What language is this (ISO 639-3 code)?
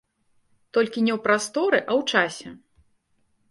bel